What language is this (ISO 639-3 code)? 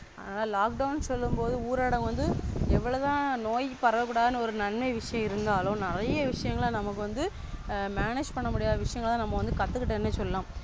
tam